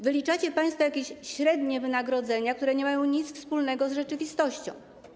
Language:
Polish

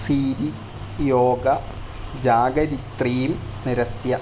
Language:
Sanskrit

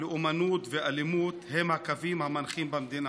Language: Hebrew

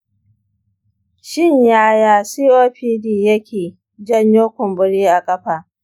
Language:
Hausa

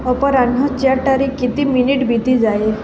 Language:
Odia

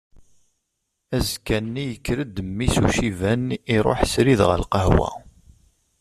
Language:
Kabyle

